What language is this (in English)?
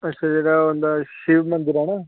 Dogri